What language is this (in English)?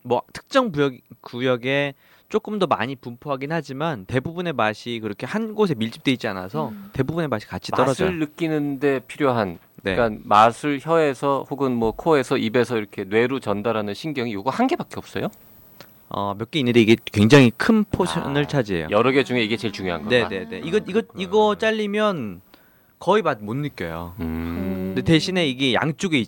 Korean